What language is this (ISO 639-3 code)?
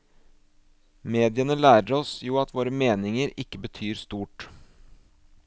nor